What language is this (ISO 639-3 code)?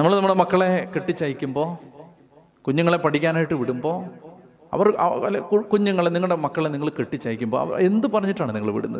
mal